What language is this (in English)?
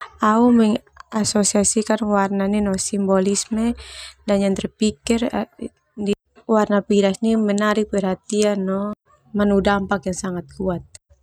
Termanu